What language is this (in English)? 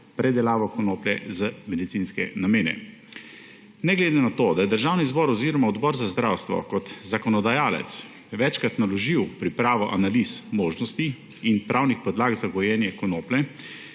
Slovenian